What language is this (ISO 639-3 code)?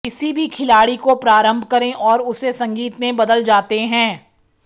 hin